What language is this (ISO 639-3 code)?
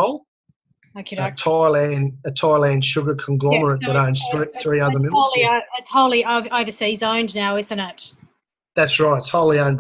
eng